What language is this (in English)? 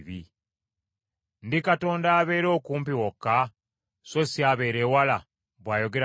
Ganda